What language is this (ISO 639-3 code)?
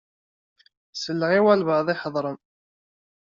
kab